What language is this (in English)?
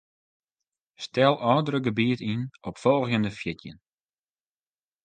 Western Frisian